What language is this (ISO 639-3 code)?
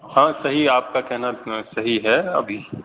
urd